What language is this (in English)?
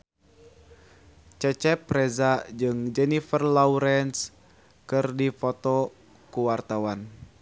Sundanese